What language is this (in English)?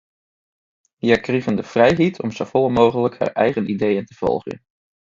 Western Frisian